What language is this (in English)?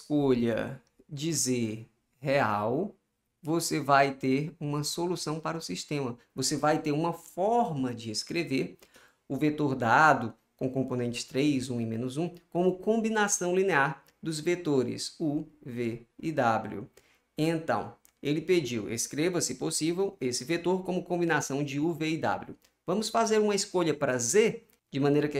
Portuguese